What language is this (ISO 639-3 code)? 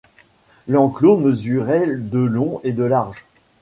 fra